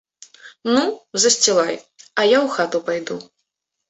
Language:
Belarusian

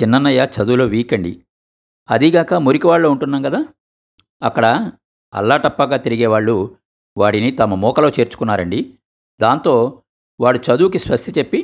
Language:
Telugu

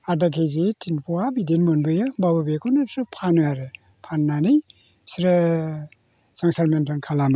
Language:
Bodo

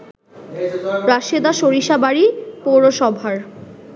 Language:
Bangla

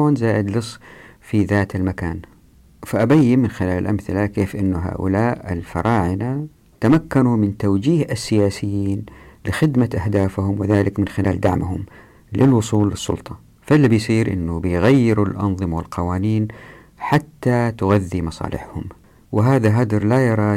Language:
Arabic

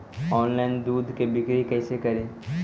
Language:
Magahi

